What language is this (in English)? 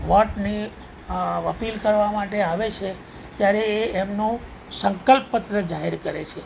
Gujarati